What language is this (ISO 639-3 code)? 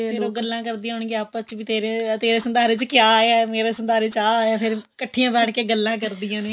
pan